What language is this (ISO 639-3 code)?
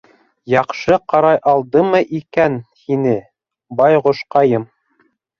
bak